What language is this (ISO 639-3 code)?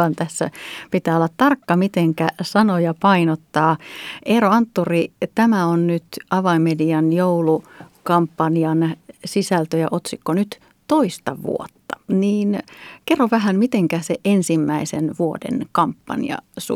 fin